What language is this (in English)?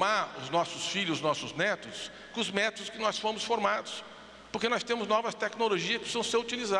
Portuguese